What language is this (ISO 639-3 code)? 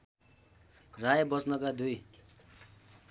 nep